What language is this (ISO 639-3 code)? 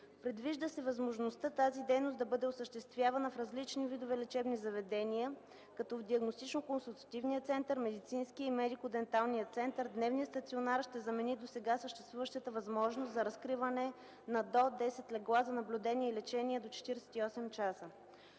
bul